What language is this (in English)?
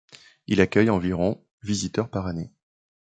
French